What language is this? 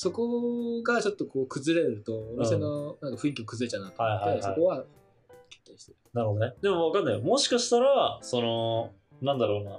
Japanese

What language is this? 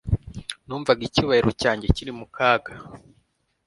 Kinyarwanda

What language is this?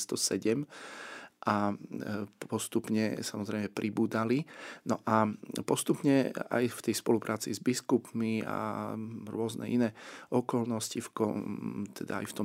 Slovak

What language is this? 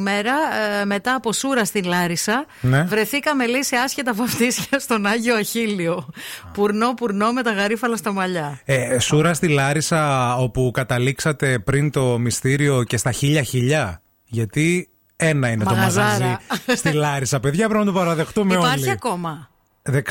Greek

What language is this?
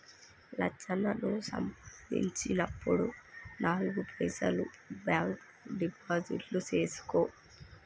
Telugu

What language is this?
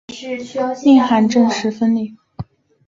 Chinese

